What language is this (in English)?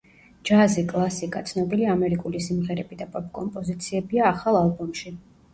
Georgian